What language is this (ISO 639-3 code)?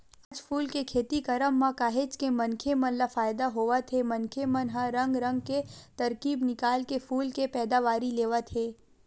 hne